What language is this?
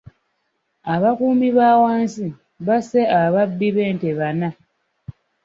Ganda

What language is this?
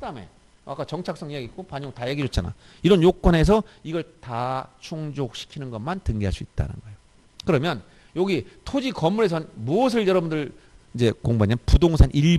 Korean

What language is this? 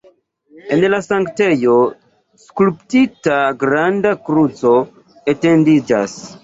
Esperanto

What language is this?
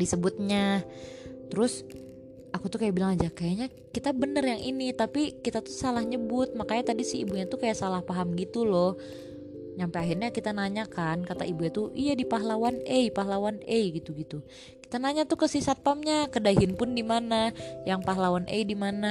Indonesian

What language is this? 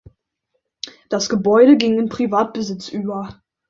German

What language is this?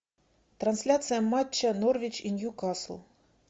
Russian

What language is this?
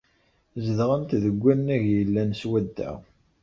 Kabyle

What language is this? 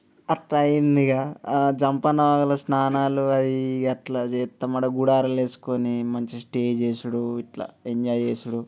Telugu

